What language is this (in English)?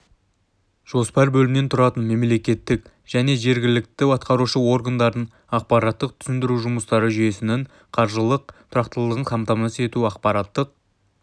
Kazakh